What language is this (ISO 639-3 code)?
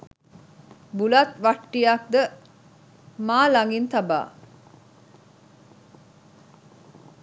sin